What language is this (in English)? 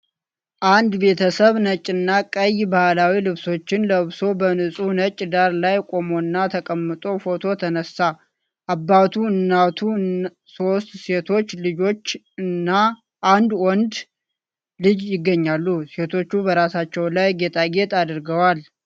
Amharic